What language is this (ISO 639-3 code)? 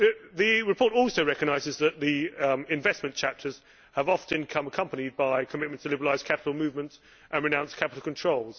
eng